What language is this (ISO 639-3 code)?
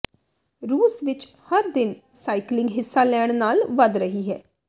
pan